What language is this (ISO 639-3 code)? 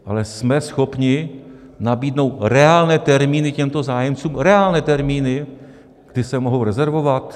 ces